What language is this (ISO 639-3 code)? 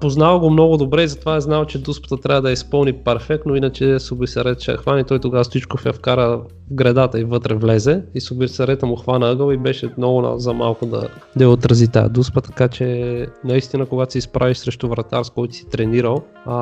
bul